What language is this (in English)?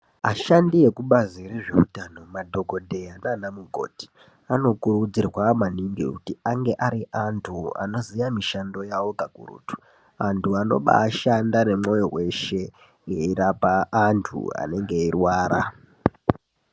Ndau